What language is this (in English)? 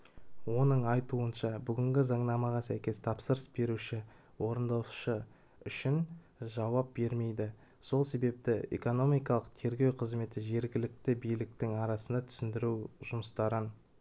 Kazakh